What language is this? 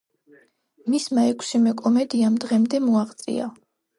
Georgian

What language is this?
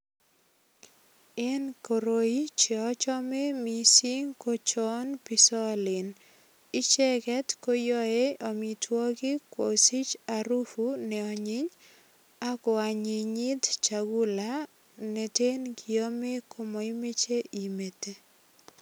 Kalenjin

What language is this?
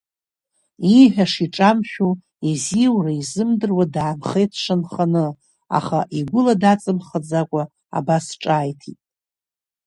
Abkhazian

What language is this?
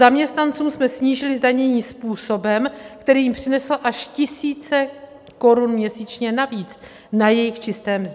Czech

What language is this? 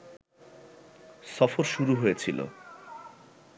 Bangla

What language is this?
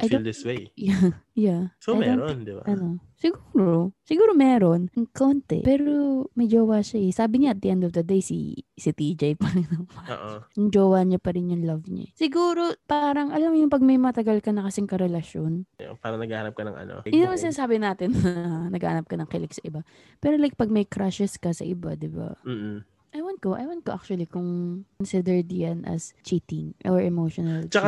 Filipino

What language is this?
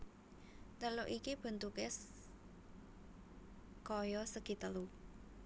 Javanese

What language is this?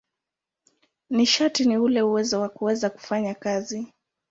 Swahili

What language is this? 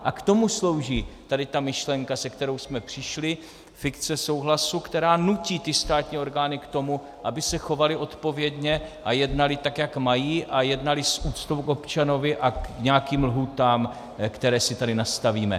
Czech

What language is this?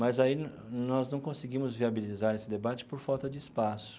Portuguese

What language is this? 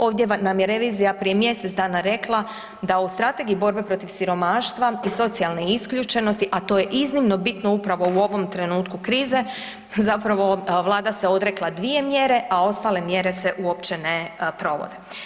Croatian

